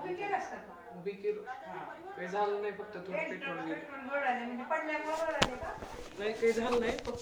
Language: Marathi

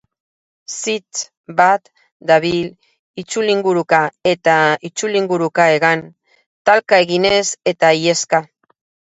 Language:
Basque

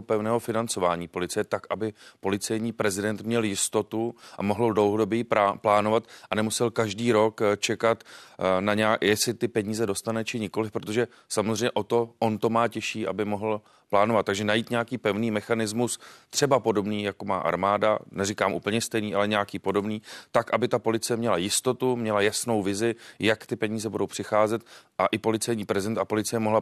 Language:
Czech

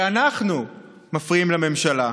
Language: Hebrew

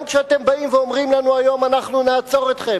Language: Hebrew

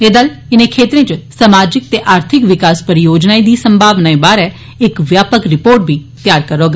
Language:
Dogri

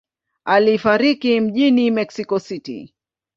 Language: Swahili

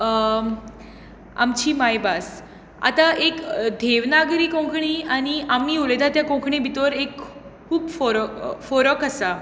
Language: Konkani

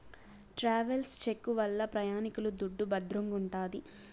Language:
Telugu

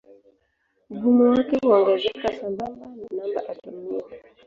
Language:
Swahili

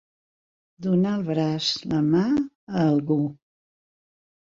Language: Catalan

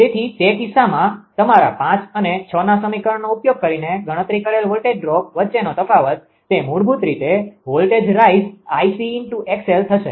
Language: Gujarati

